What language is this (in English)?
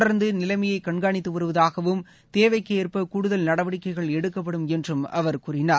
Tamil